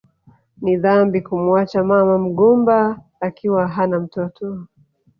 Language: Swahili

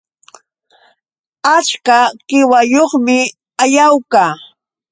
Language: Yauyos Quechua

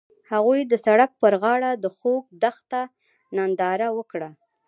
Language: Pashto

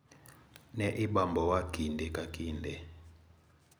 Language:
Luo (Kenya and Tanzania)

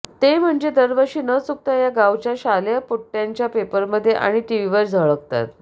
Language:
Marathi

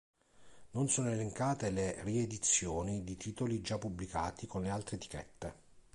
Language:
Italian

